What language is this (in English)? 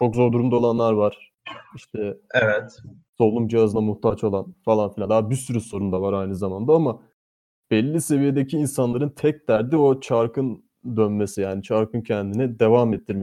Turkish